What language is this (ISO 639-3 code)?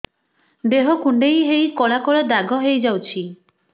ori